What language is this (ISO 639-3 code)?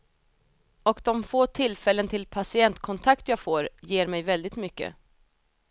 swe